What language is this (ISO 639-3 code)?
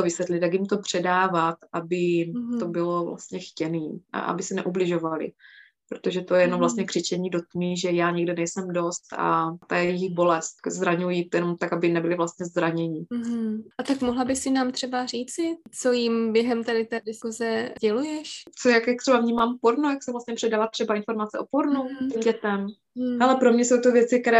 ces